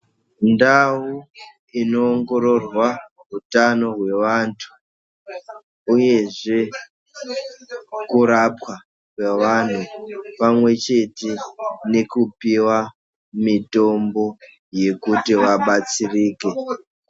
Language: Ndau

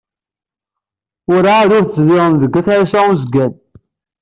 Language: Kabyle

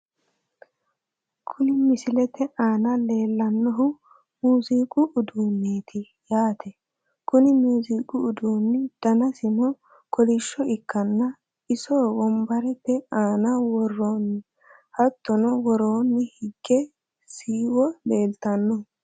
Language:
Sidamo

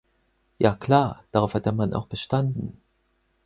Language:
German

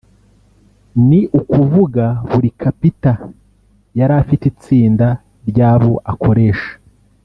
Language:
Kinyarwanda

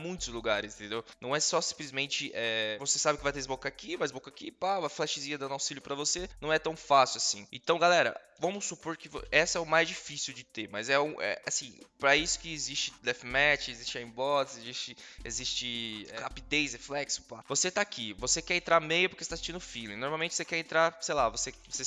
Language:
Portuguese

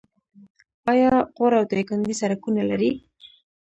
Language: Pashto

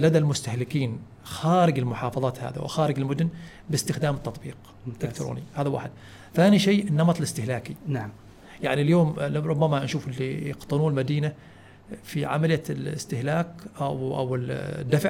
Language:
Arabic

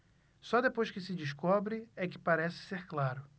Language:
Portuguese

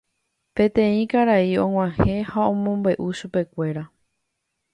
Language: Guarani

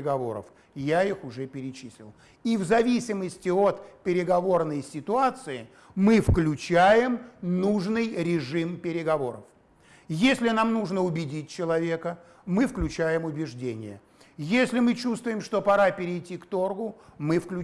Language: Russian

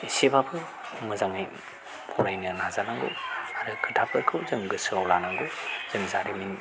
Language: Bodo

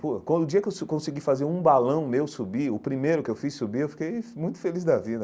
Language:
Portuguese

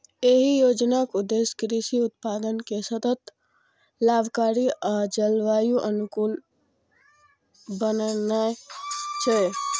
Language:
Maithili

